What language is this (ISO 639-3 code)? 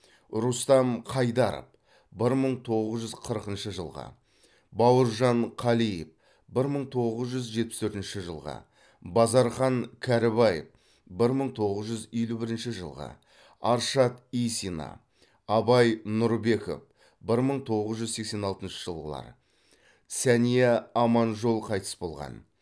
kaz